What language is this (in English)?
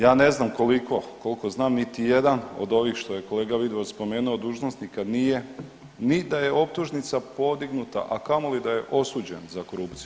Croatian